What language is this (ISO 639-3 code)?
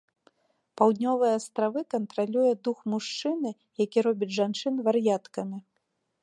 bel